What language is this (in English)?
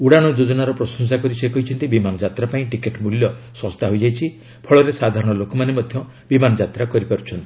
Odia